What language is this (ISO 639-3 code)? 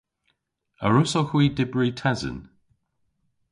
cor